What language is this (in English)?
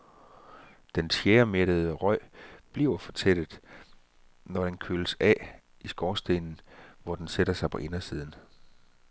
Danish